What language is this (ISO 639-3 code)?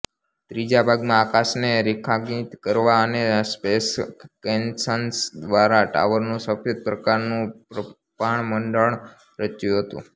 guj